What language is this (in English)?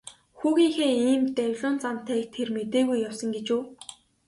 Mongolian